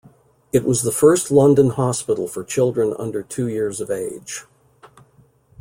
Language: English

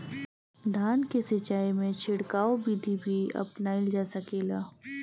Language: Bhojpuri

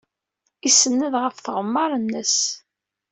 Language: Kabyle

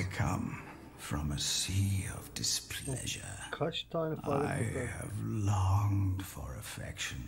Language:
Turkish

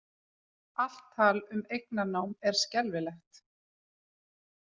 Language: Icelandic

